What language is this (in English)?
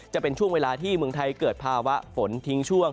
Thai